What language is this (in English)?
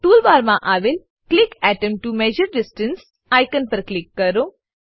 Gujarati